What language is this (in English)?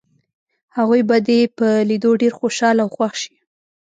Pashto